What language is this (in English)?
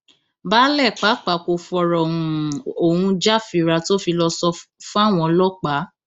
Yoruba